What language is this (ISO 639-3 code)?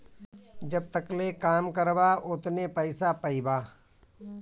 bho